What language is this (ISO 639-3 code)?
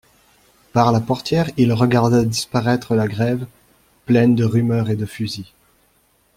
fra